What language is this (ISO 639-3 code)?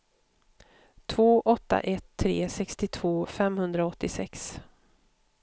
swe